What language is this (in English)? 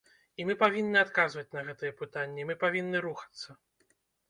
Belarusian